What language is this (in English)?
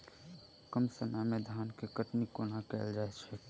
Maithili